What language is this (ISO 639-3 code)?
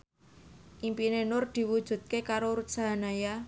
jav